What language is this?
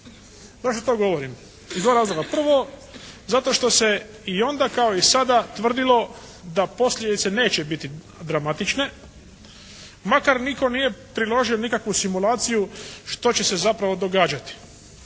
Croatian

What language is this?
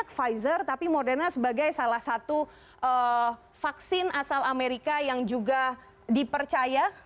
Indonesian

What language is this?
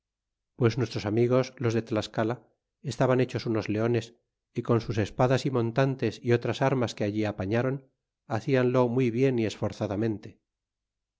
Spanish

